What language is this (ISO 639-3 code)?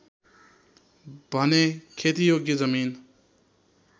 nep